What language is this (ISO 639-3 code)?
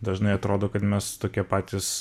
lit